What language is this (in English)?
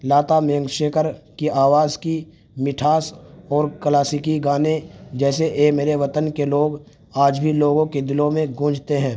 Urdu